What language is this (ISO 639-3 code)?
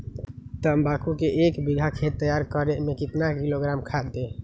mag